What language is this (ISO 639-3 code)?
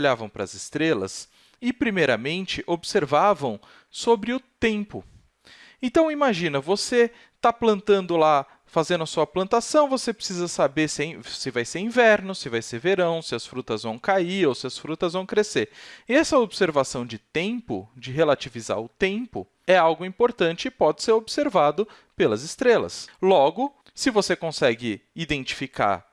por